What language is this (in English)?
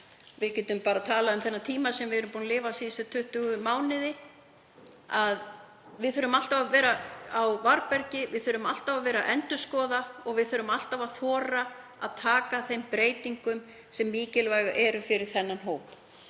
Icelandic